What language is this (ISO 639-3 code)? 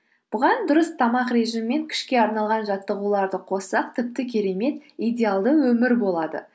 kaz